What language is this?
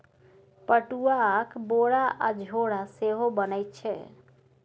Maithili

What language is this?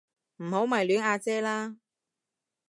Cantonese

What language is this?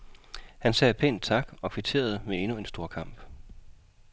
Danish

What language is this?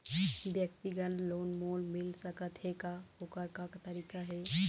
Chhattisgarhi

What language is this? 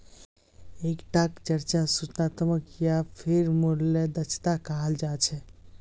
Magahi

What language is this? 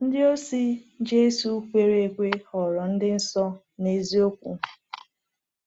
Igbo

